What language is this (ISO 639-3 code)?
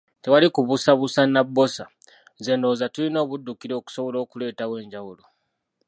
lug